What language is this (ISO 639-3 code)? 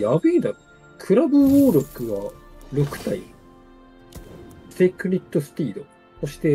jpn